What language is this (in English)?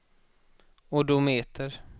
Swedish